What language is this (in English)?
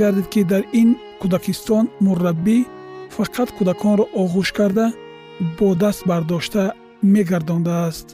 Persian